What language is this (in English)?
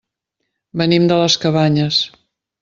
Catalan